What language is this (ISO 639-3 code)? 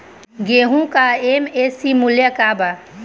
bho